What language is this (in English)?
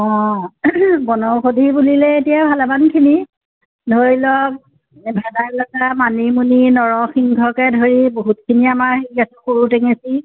Assamese